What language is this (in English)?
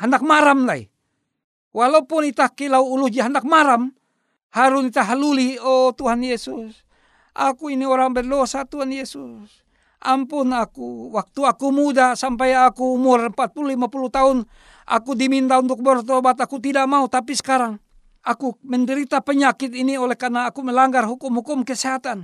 Indonesian